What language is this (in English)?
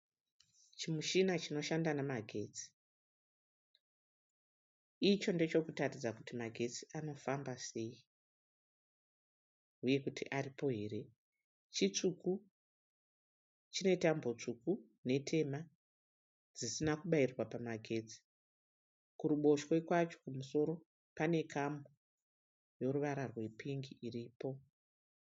Shona